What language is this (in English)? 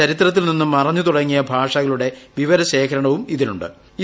Malayalam